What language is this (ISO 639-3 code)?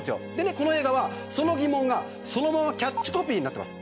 jpn